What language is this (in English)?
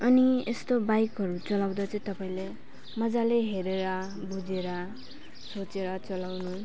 Nepali